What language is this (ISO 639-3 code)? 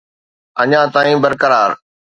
snd